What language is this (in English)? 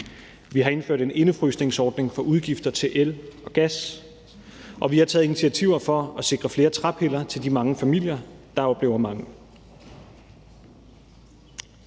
Danish